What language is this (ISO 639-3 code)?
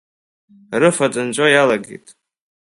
abk